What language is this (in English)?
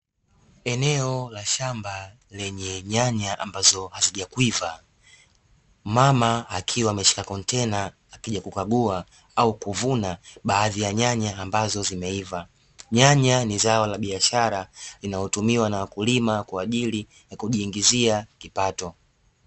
Swahili